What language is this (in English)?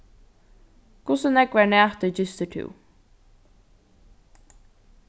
Faroese